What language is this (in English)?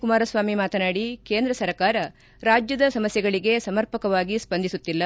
Kannada